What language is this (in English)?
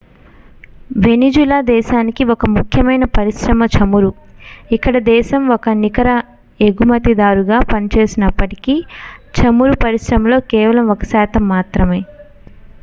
Telugu